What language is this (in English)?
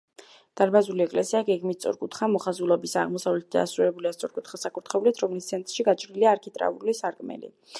Georgian